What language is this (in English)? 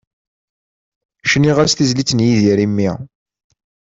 Kabyle